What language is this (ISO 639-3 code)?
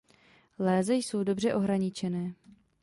ces